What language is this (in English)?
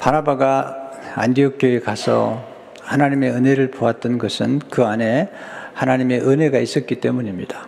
Korean